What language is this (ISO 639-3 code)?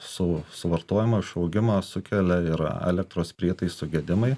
lit